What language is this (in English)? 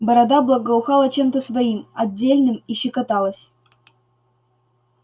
Russian